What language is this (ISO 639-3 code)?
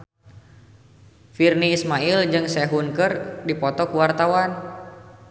sun